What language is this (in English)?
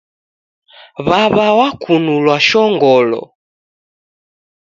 Taita